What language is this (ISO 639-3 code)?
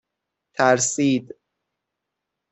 fas